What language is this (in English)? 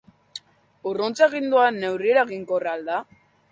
Basque